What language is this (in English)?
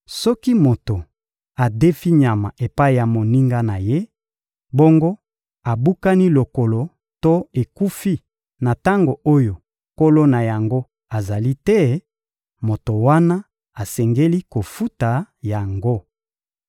Lingala